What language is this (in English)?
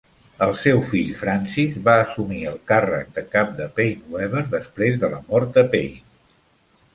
Catalan